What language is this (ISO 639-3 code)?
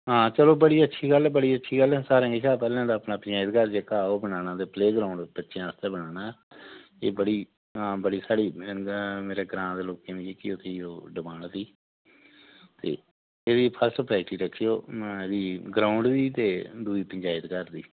doi